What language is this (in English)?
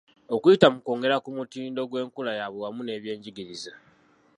Ganda